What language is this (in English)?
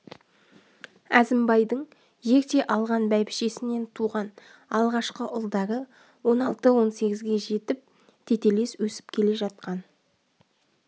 Kazakh